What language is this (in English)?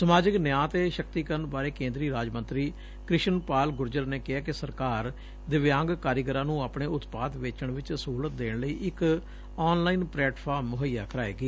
Punjabi